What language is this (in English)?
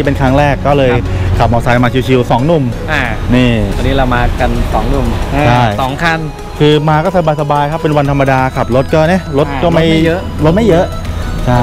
Thai